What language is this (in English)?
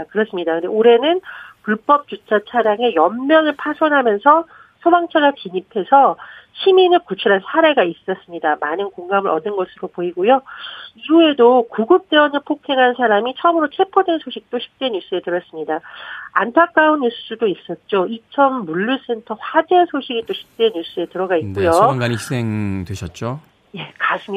Korean